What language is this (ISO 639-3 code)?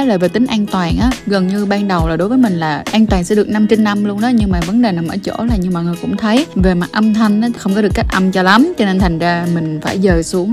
vie